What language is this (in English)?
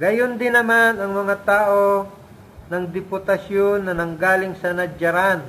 Filipino